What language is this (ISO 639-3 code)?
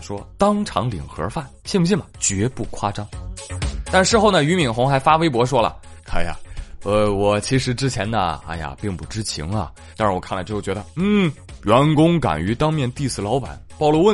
zho